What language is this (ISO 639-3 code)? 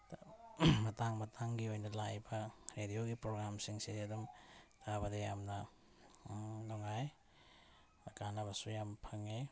mni